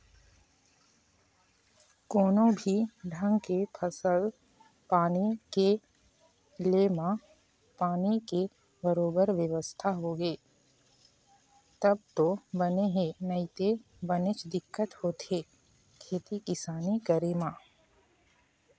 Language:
Chhattisgarhi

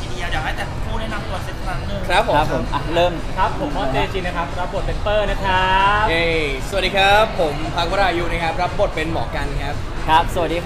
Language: Thai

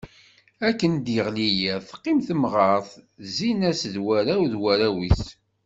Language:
Kabyle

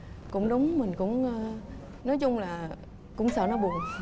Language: Vietnamese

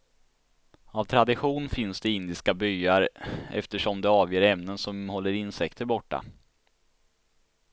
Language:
Swedish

